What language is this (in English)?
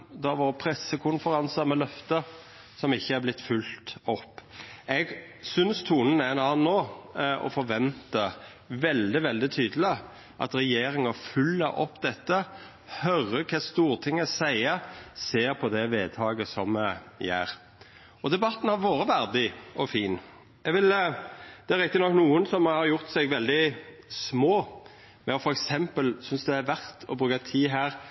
Norwegian Nynorsk